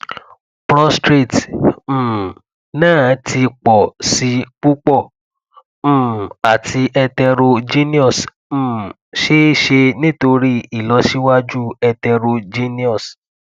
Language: Yoruba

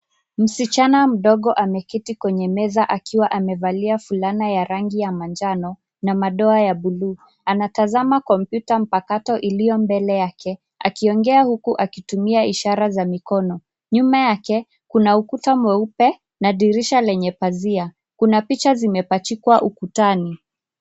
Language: Swahili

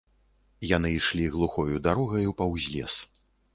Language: Belarusian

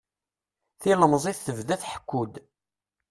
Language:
Kabyle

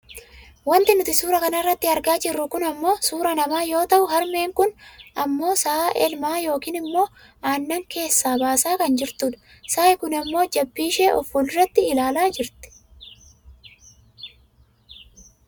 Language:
Oromo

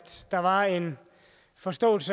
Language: Danish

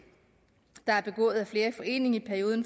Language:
Danish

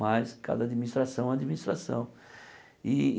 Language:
Portuguese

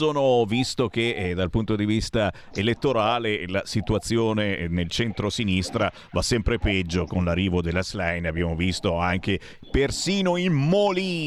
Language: Italian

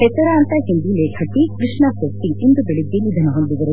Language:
Kannada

